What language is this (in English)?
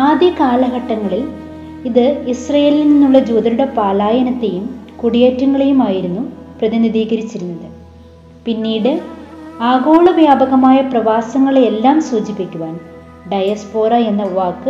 Malayalam